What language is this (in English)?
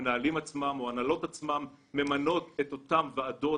Hebrew